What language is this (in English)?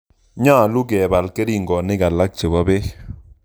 Kalenjin